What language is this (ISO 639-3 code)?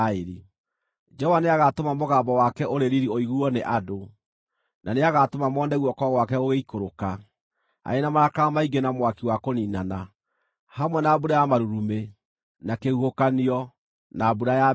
kik